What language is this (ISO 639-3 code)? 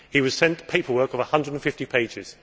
eng